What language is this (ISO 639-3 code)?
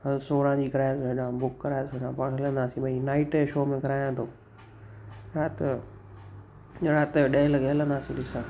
snd